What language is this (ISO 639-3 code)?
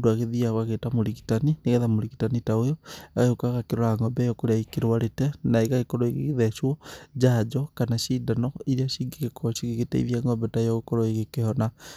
kik